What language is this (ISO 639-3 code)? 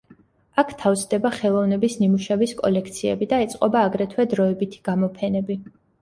kat